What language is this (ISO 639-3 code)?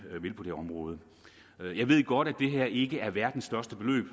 dan